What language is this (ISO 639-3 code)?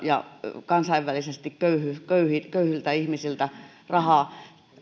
fin